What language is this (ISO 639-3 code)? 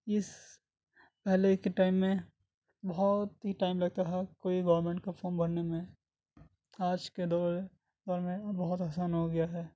urd